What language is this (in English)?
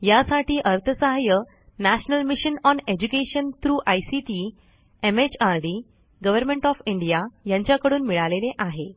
Marathi